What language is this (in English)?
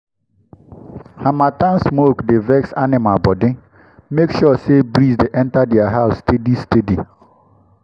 Nigerian Pidgin